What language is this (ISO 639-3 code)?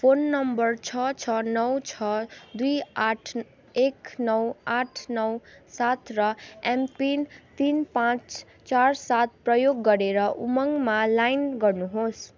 nep